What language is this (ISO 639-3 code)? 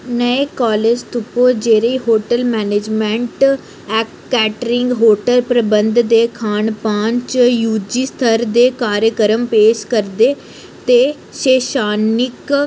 doi